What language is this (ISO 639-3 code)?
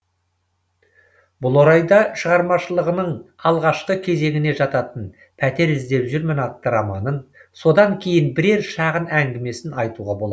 kaz